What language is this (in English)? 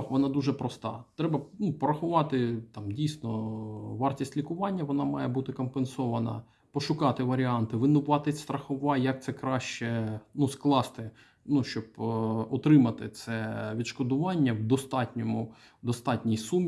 Ukrainian